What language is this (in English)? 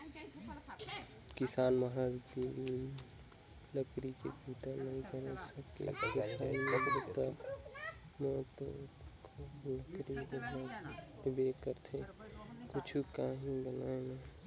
Chhattisgarhi